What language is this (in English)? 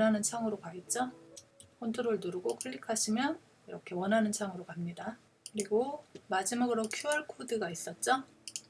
Korean